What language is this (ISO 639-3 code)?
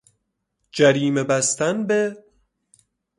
fas